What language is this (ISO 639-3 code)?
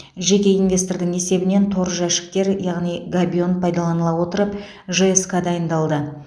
kaz